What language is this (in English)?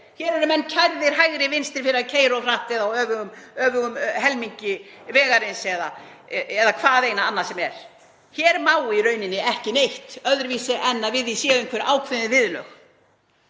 Icelandic